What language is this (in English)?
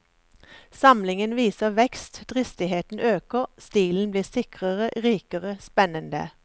Norwegian